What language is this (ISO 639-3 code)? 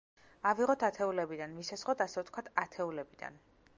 kat